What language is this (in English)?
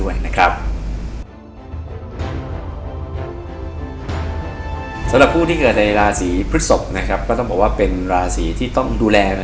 Thai